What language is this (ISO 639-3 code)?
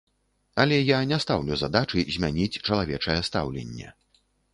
bel